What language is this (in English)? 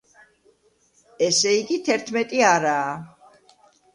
Georgian